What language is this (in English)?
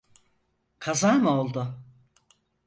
Turkish